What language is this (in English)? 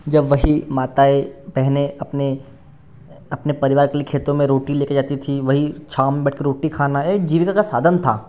Hindi